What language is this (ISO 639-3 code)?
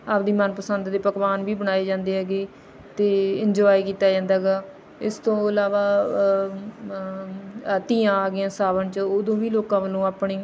pan